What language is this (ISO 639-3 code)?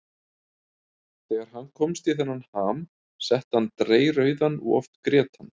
isl